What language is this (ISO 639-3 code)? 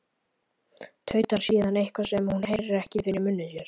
isl